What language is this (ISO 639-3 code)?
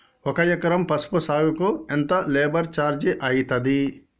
tel